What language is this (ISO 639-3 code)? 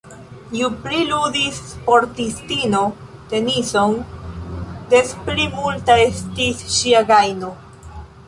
epo